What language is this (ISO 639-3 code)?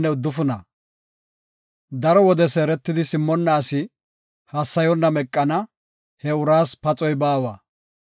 gof